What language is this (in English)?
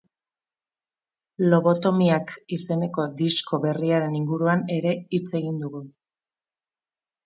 Basque